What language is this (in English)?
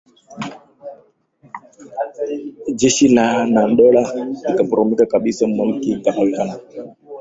Swahili